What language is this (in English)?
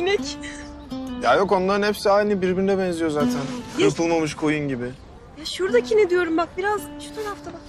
Turkish